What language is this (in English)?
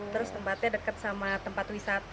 Indonesian